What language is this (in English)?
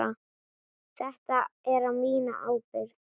Icelandic